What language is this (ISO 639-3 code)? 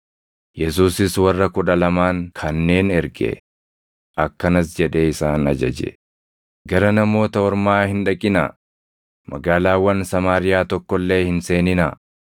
orm